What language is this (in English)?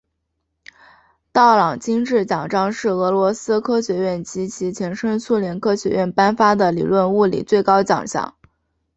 Chinese